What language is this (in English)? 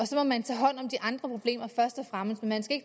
Danish